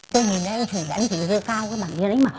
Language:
Vietnamese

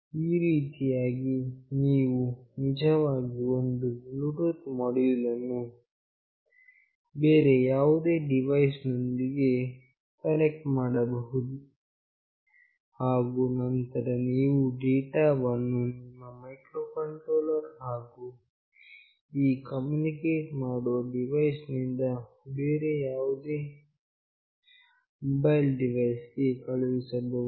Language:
Kannada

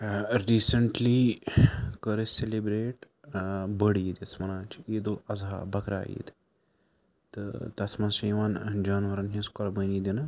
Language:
Kashmiri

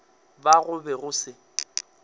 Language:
Northern Sotho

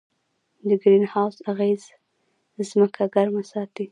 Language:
Pashto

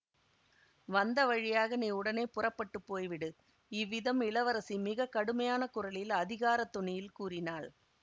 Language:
Tamil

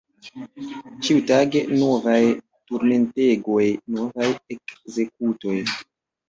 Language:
Esperanto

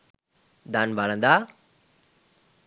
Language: Sinhala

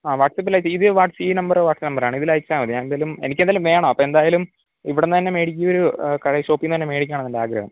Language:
Malayalam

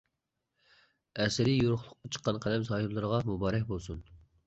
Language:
Uyghur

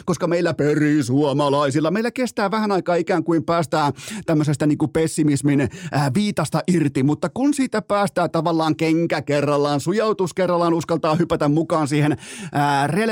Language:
Finnish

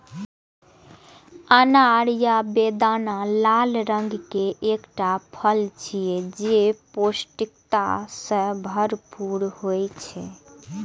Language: Maithili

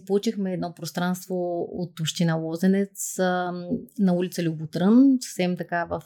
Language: Bulgarian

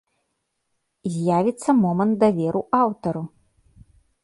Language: Belarusian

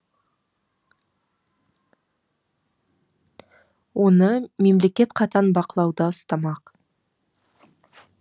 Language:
Kazakh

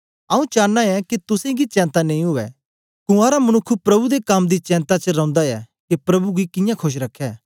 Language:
Dogri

